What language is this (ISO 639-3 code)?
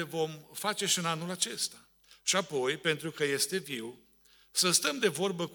ron